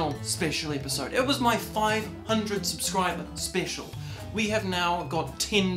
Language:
English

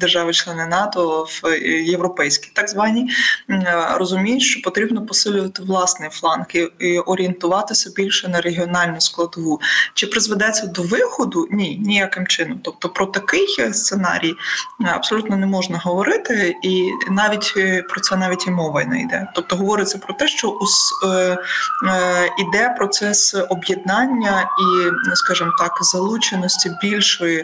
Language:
Ukrainian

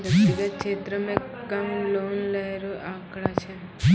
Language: Maithili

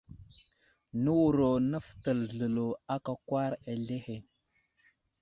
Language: Wuzlam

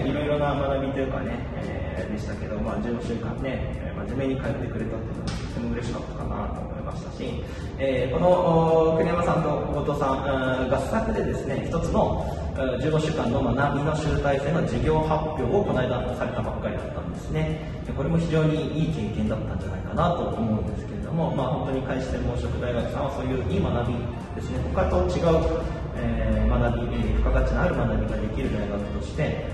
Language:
Japanese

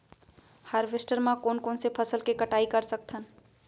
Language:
Chhattisgarhi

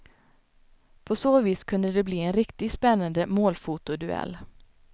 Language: Swedish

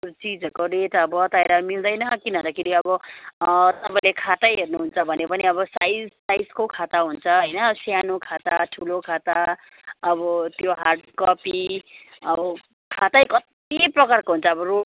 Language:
Nepali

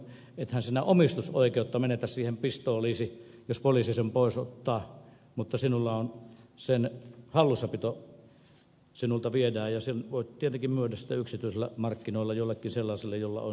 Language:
Finnish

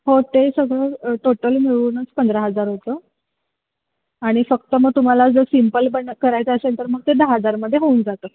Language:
Marathi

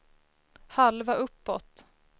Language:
Swedish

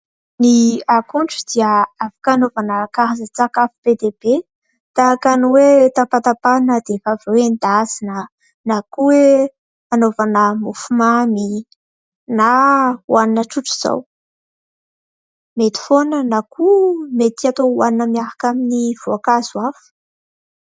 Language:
Malagasy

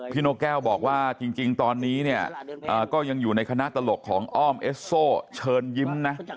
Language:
Thai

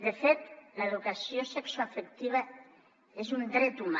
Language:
Catalan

